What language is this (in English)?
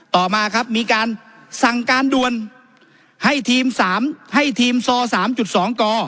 Thai